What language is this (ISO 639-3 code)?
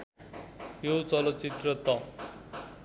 nep